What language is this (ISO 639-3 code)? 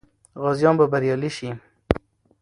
pus